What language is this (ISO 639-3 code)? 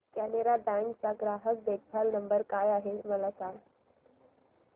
mar